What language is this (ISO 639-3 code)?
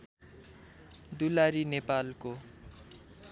nep